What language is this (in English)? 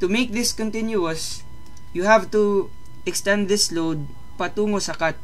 Filipino